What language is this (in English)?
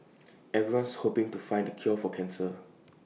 English